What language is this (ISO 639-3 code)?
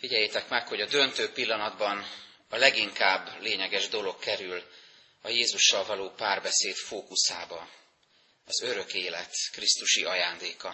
hun